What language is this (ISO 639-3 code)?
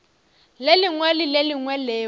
nso